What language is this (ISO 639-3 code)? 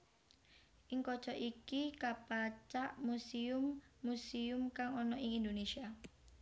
jav